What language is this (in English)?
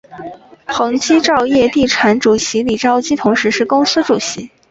Chinese